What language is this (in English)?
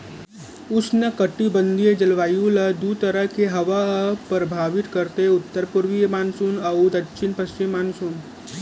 Chhattisgarhi